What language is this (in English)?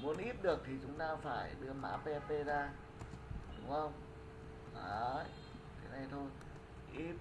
Vietnamese